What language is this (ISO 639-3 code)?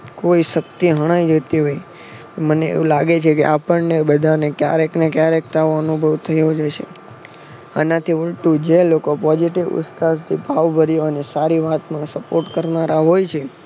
guj